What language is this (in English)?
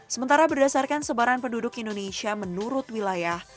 Indonesian